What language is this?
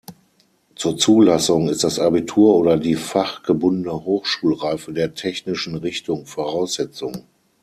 German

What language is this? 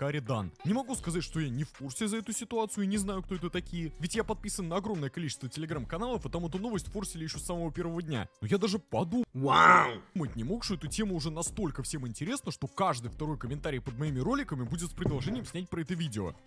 Russian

